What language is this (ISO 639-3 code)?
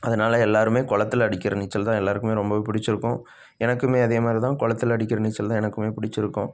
tam